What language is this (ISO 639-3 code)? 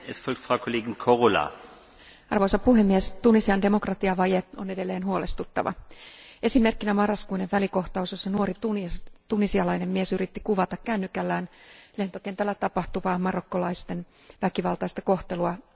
fin